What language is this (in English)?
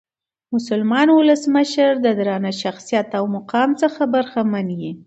Pashto